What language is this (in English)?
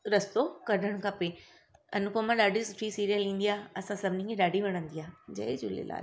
Sindhi